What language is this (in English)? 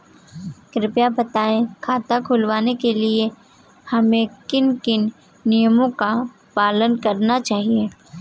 Hindi